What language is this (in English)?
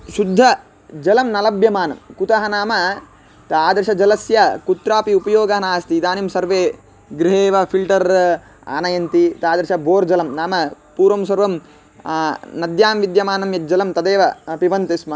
Sanskrit